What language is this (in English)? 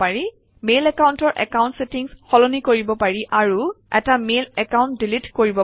Assamese